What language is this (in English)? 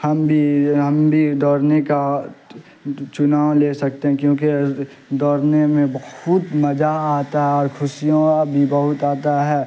Urdu